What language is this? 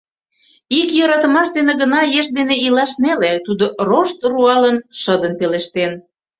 Mari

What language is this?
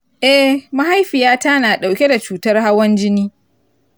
Hausa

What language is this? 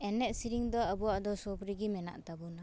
Santali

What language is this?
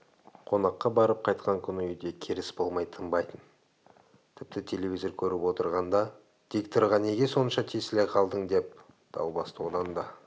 Kazakh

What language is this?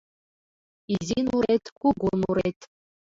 Mari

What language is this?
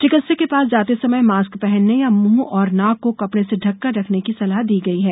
Hindi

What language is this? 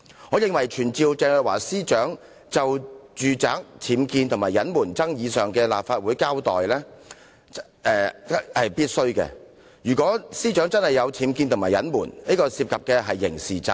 Cantonese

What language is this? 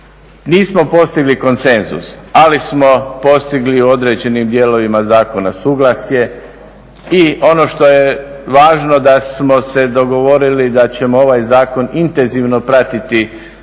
Croatian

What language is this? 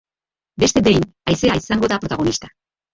Basque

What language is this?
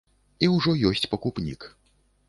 Belarusian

